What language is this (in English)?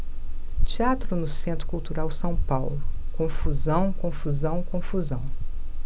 Portuguese